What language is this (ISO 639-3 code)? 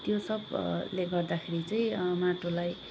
nep